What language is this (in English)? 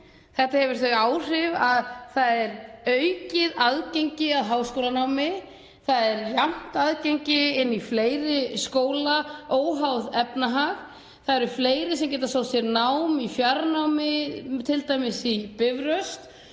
Icelandic